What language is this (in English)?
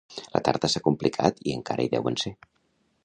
Catalan